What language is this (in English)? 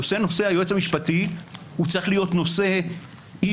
Hebrew